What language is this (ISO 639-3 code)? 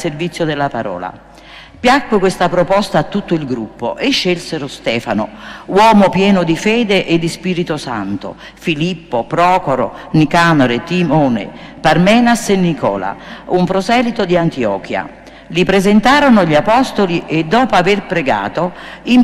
ita